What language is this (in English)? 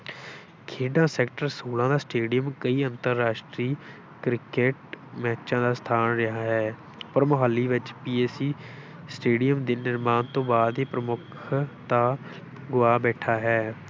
Punjabi